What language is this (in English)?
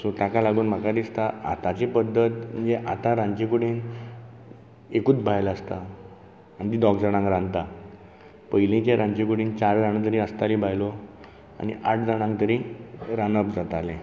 Konkani